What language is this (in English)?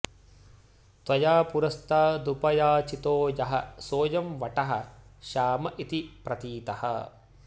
Sanskrit